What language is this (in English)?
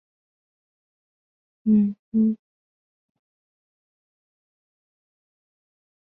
Chinese